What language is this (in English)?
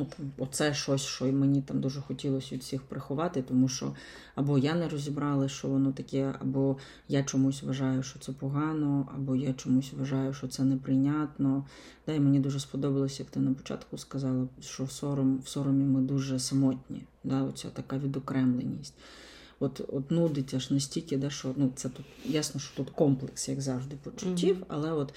Ukrainian